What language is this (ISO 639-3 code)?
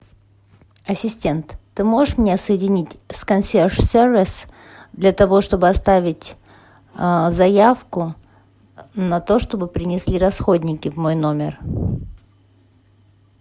rus